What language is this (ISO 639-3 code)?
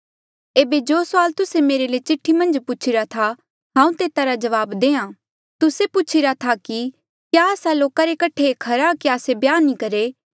mjl